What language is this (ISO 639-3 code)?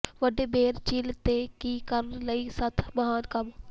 pan